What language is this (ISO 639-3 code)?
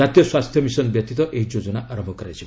ori